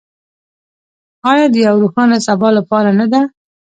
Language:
Pashto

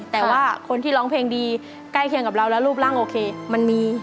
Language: Thai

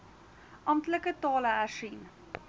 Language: Afrikaans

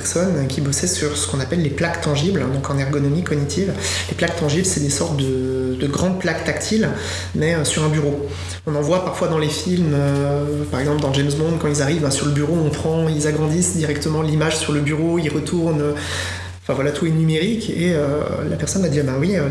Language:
French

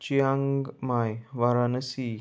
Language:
Konkani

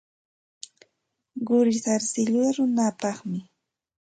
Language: Santa Ana de Tusi Pasco Quechua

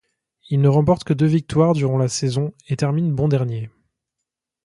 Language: French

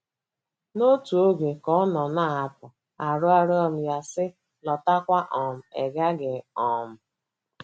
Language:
Igbo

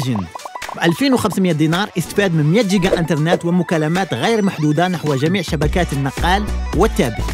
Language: Arabic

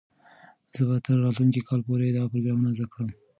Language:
Pashto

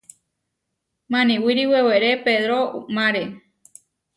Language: Huarijio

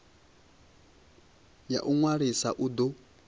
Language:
Venda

